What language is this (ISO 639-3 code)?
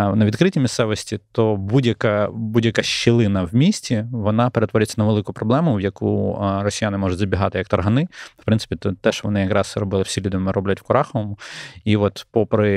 ukr